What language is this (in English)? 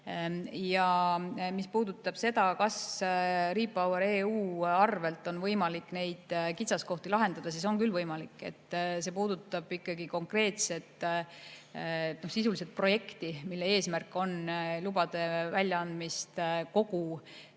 Estonian